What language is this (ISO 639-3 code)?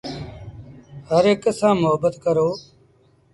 sbn